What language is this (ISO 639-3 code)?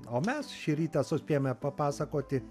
lit